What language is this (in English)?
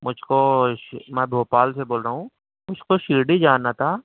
Urdu